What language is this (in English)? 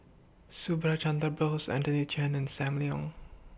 English